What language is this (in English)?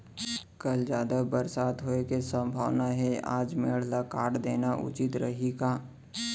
Chhattisgarhi